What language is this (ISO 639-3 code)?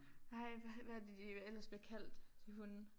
dan